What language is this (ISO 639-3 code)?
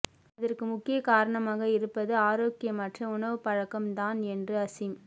tam